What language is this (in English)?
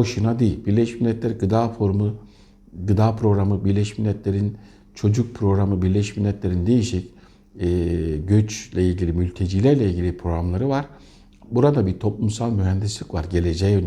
Turkish